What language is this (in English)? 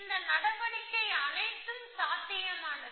Tamil